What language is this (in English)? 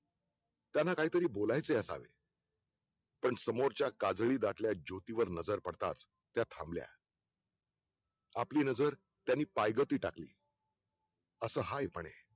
Marathi